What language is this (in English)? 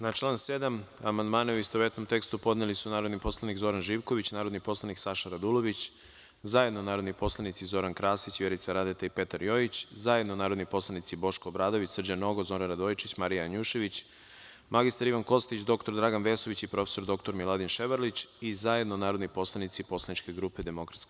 Serbian